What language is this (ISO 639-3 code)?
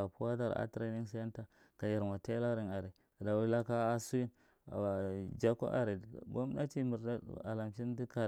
mrt